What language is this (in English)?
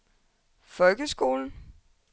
Danish